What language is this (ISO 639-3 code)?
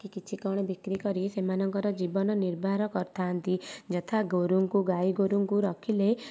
ori